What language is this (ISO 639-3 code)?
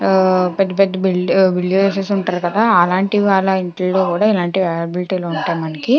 tel